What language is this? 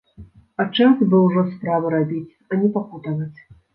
Belarusian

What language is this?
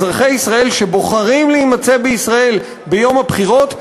Hebrew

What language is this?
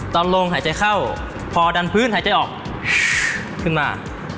Thai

